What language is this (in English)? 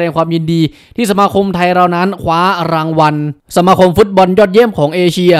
Thai